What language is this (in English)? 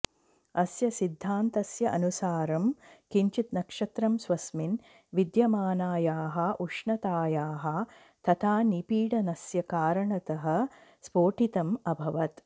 Sanskrit